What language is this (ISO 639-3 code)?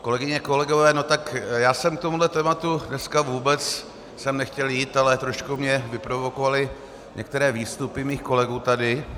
ces